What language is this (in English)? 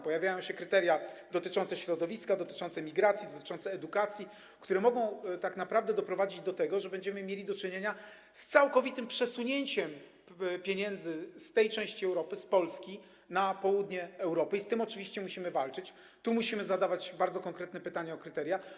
Polish